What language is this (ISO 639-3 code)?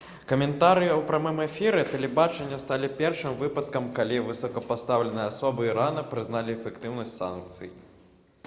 bel